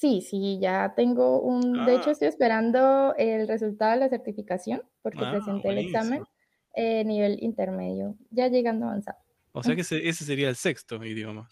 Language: Spanish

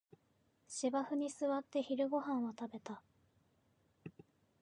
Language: Japanese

